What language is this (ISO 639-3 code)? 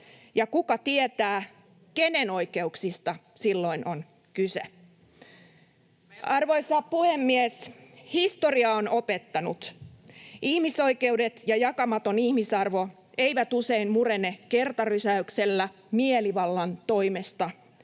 fin